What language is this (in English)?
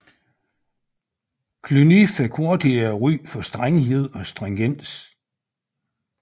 Danish